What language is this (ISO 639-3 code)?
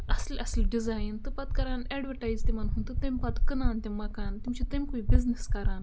kas